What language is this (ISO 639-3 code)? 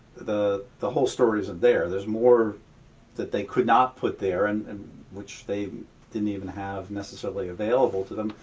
eng